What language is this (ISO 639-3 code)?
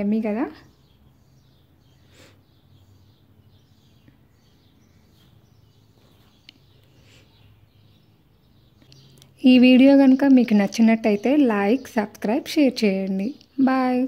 hin